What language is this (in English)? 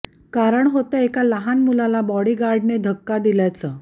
Marathi